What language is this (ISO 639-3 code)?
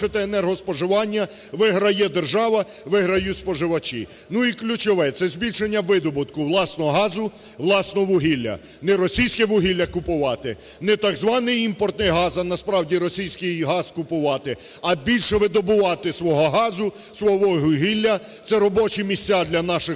ukr